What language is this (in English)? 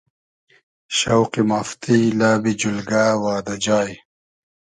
Hazaragi